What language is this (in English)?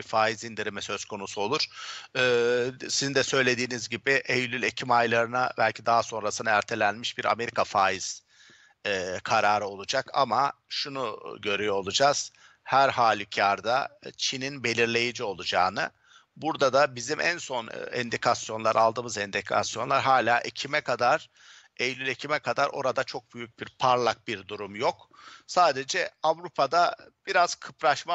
Turkish